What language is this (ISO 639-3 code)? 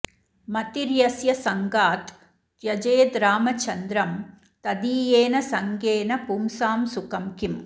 san